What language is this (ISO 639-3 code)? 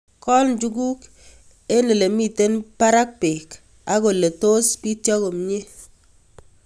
kln